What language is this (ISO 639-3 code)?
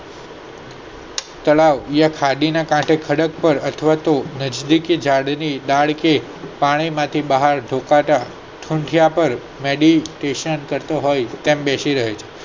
guj